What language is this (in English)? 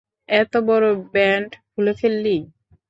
Bangla